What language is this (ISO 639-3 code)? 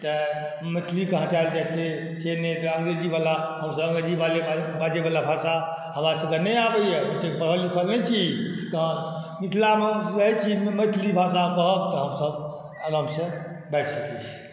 mai